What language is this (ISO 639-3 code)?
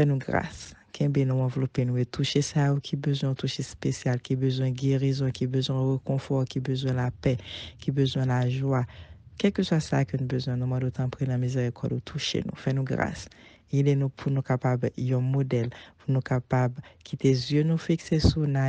fra